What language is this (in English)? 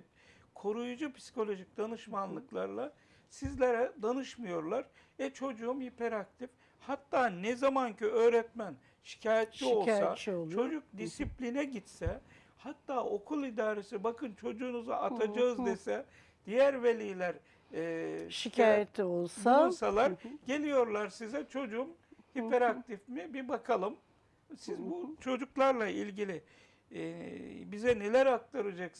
Turkish